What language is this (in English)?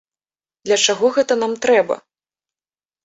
Belarusian